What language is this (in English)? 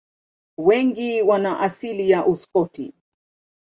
Swahili